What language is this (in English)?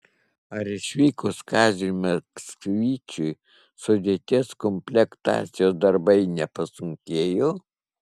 Lithuanian